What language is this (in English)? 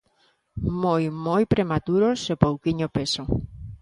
Galician